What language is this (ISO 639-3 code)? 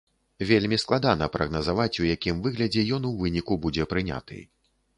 bel